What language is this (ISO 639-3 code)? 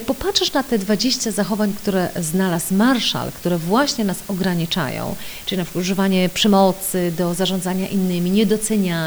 pol